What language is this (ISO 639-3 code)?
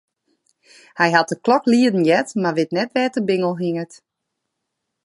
fry